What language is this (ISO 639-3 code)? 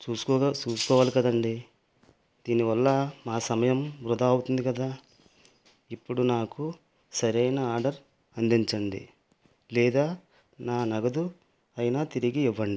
tel